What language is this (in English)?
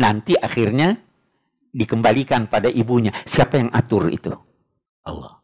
Indonesian